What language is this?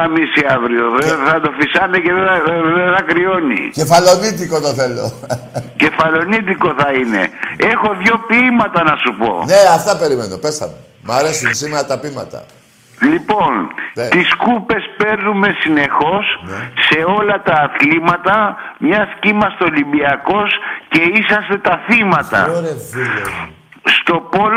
Greek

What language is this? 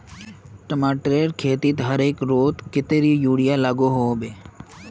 Magahi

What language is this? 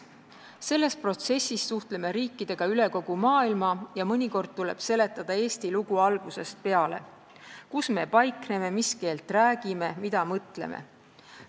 Estonian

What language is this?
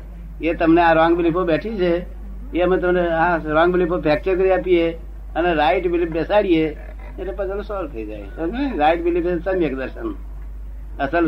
Gujarati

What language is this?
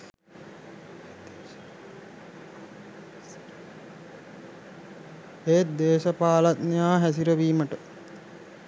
Sinhala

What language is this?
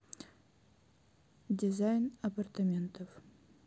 Russian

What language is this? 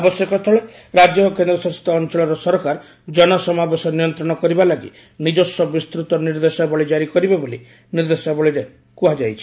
Odia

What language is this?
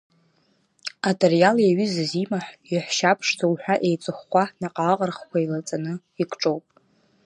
Abkhazian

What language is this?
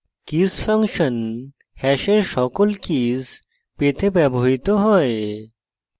Bangla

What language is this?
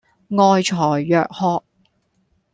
Cantonese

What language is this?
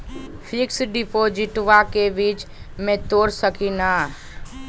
Magahi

